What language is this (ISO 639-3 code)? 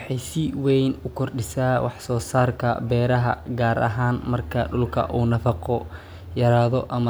som